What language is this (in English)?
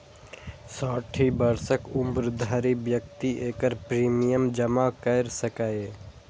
Maithili